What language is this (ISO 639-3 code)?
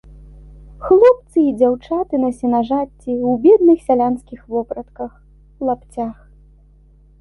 bel